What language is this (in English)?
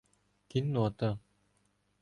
Ukrainian